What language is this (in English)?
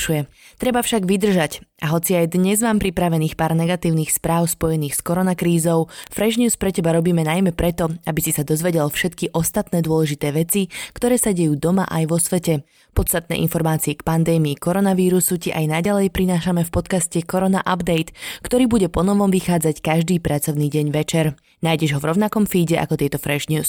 Slovak